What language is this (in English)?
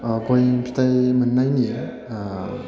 Bodo